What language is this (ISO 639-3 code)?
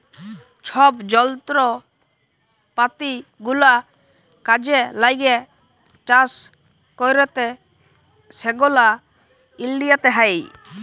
ben